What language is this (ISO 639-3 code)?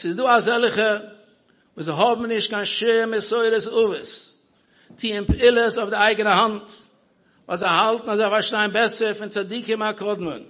ara